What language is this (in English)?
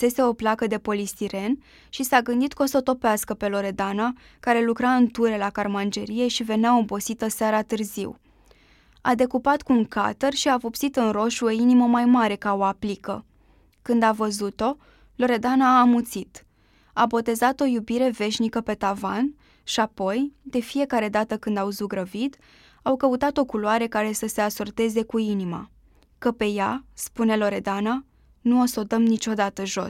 Romanian